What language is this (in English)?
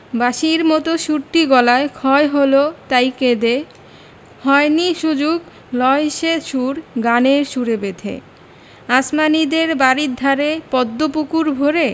Bangla